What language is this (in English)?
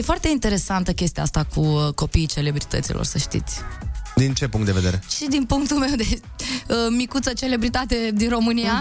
Romanian